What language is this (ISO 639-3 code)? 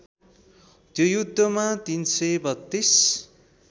nep